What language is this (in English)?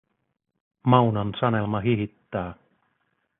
Finnish